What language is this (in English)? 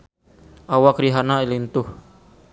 Sundanese